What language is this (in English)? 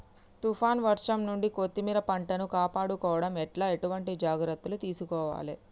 Telugu